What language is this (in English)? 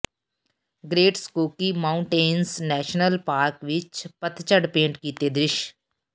Punjabi